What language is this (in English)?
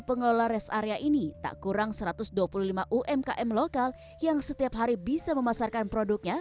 Indonesian